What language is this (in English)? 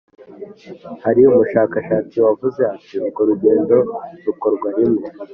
Kinyarwanda